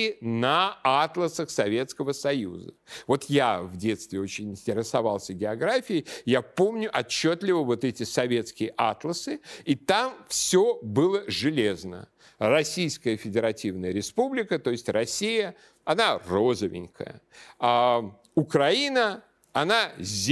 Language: Russian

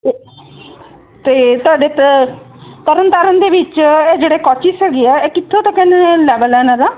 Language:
Punjabi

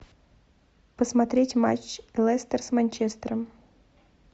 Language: Russian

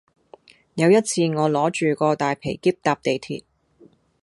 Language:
Cantonese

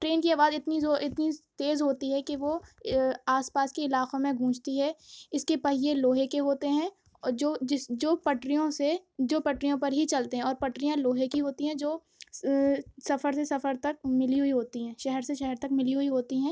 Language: Urdu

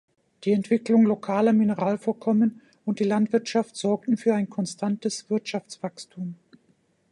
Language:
German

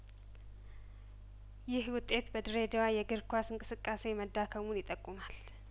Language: Amharic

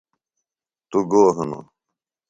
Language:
Phalura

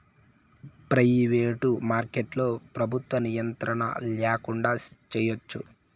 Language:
Telugu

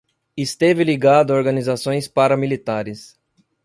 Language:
Portuguese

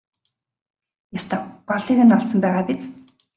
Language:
Mongolian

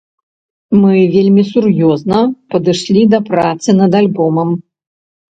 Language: Belarusian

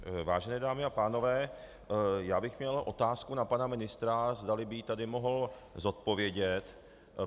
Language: Czech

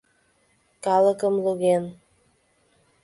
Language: Mari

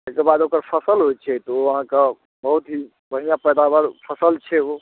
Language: Maithili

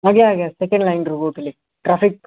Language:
Odia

